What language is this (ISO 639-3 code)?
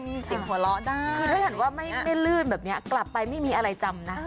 tha